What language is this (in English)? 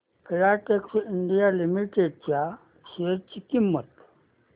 Marathi